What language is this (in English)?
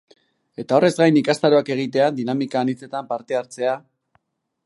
Basque